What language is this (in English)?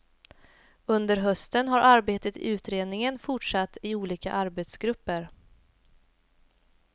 Swedish